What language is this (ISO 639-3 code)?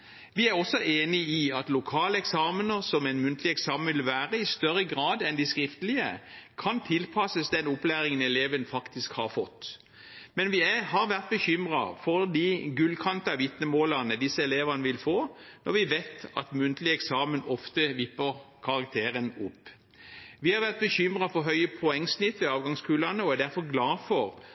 nob